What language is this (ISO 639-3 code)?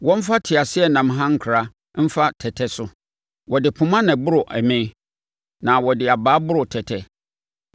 aka